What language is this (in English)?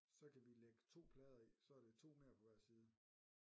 Danish